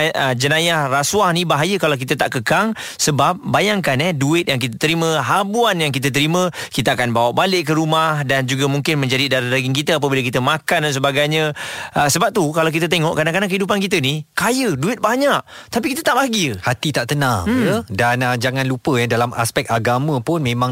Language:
Malay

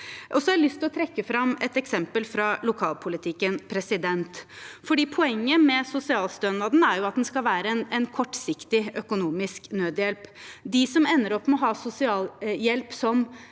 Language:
Norwegian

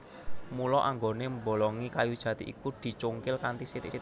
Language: Javanese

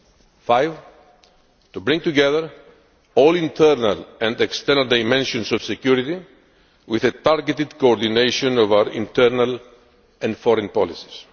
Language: English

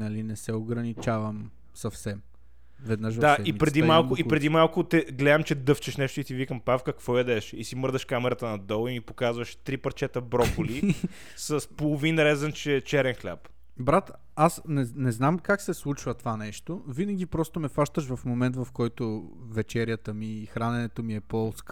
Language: Bulgarian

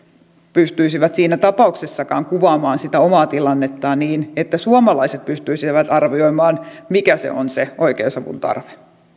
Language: Finnish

